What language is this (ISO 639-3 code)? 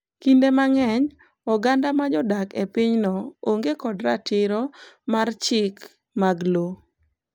luo